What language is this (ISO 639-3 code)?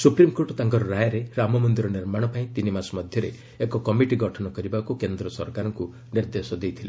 ori